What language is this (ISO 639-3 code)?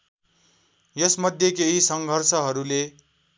nep